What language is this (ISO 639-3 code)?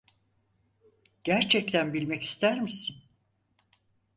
tur